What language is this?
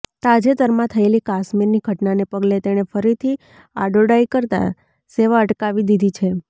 Gujarati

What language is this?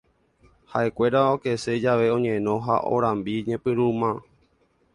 Guarani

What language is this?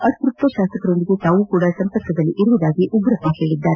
Kannada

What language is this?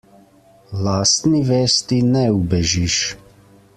Slovenian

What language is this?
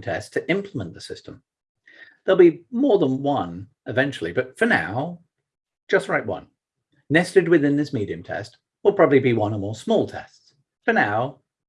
English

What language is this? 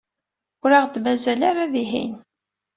Kabyle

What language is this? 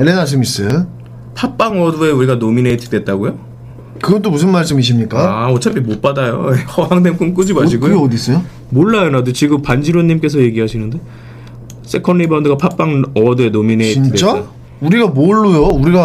Korean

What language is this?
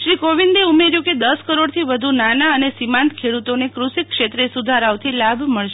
Gujarati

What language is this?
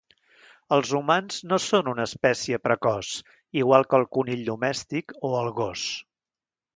Catalan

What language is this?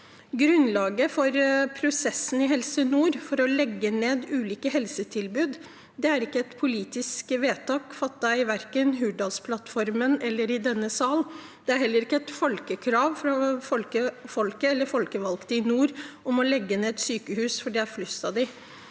Norwegian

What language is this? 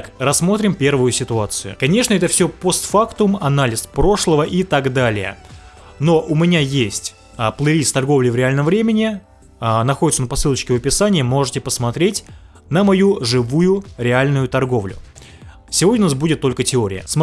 Russian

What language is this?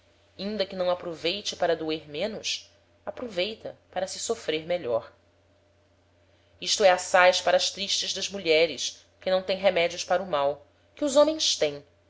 Portuguese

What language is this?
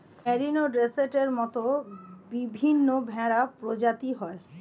Bangla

